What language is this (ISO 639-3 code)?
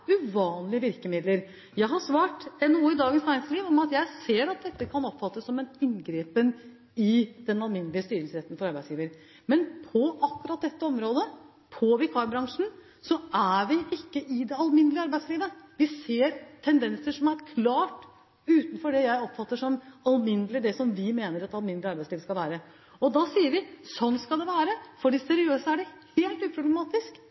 nob